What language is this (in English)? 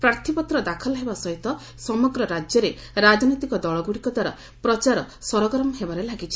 Odia